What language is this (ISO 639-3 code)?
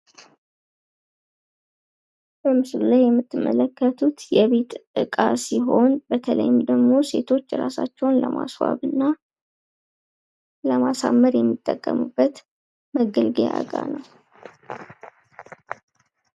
amh